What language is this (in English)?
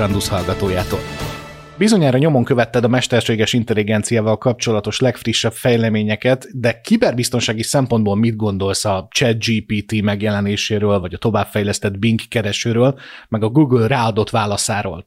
Hungarian